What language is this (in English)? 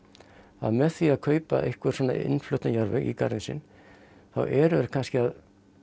Icelandic